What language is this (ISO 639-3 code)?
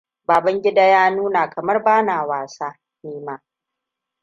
hau